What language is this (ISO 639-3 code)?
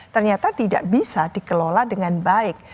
ind